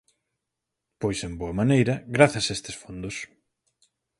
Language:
Galician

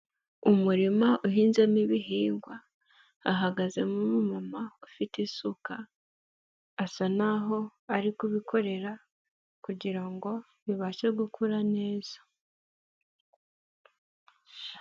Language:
Kinyarwanda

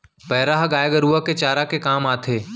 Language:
Chhattisgarhi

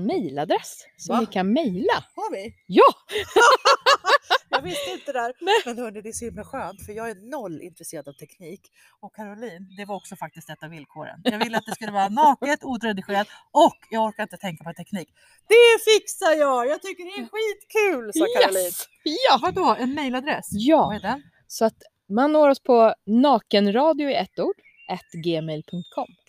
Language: Swedish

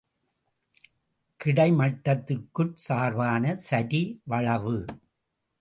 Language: Tamil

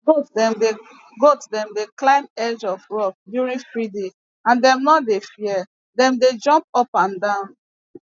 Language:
Nigerian Pidgin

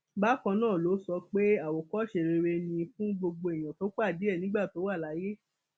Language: Yoruba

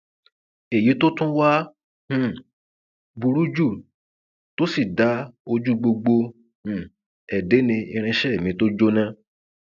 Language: Yoruba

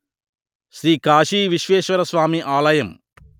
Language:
Telugu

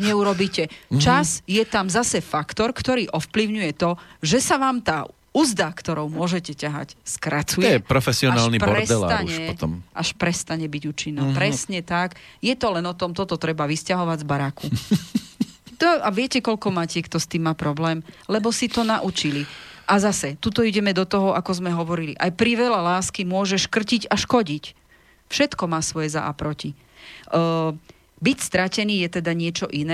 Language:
Slovak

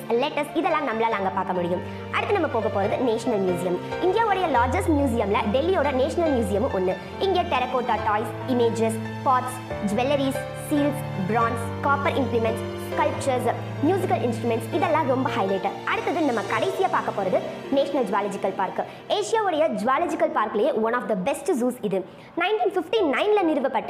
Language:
Tamil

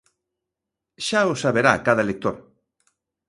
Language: Galician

